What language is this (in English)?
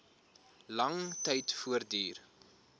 Afrikaans